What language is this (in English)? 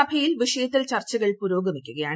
Malayalam